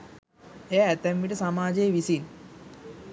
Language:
Sinhala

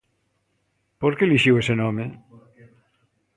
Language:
Galician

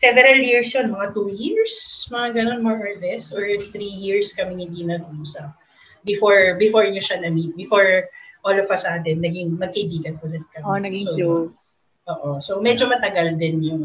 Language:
Filipino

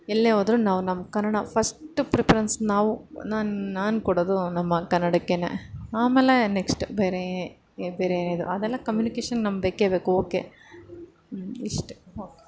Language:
Kannada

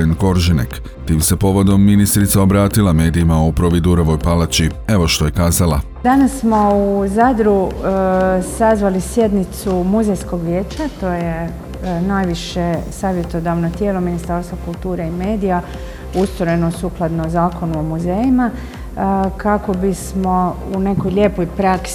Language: Croatian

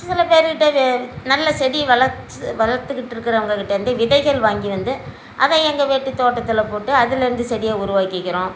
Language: Tamil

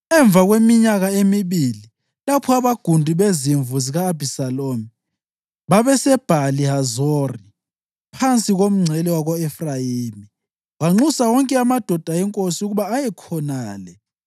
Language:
North Ndebele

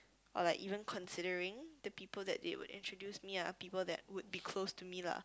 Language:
English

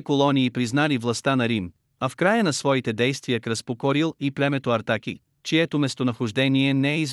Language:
Bulgarian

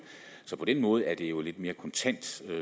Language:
Danish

